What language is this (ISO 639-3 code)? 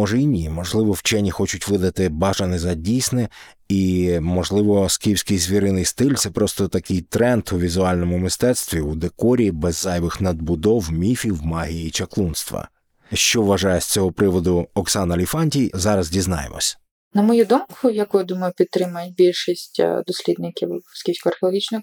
ukr